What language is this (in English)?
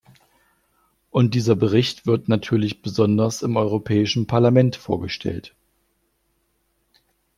German